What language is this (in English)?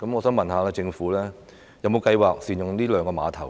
Cantonese